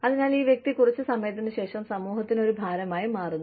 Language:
Malayalam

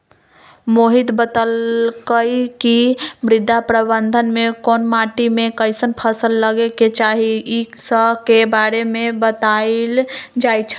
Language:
Magahi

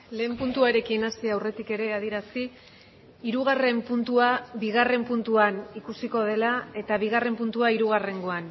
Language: Basque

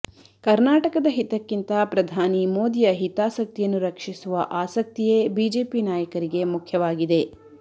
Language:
Kannada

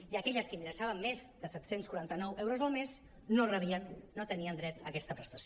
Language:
Catalan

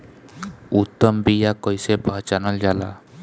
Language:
Bhojpuri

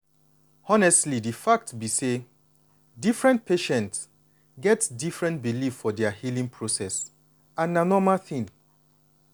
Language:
Nigerian Pidgin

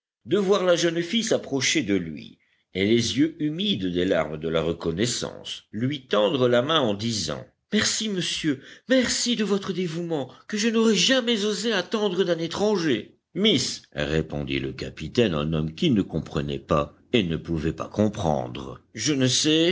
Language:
French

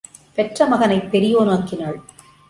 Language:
Tamil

